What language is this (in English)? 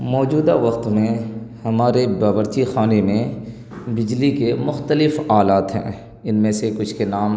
Urdu